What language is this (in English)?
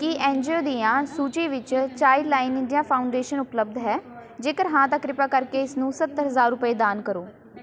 Punjabi